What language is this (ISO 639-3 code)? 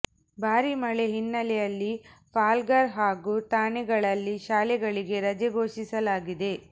kan